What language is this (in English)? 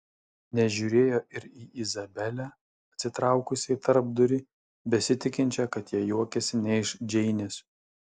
Lithuanian